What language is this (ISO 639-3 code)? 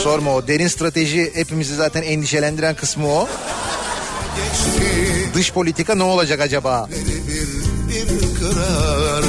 tur